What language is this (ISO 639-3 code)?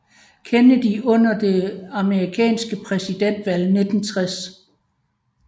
dan